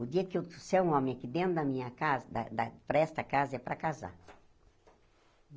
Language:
Portuguese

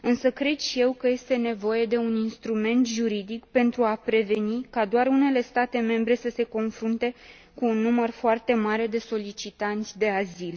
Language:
Romanian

